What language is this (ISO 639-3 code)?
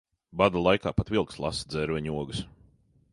lav